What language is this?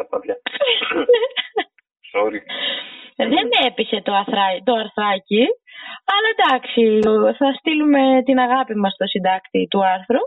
Greek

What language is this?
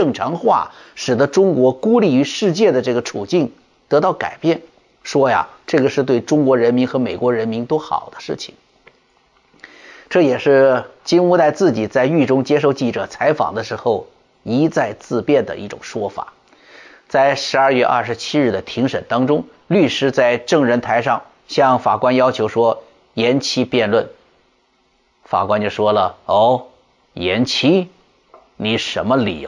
Chinese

